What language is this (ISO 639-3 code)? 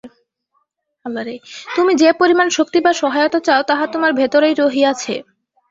ben